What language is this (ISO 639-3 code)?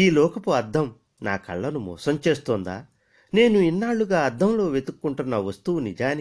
tel